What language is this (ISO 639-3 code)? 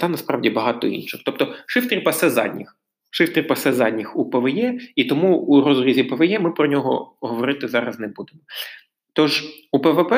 ukr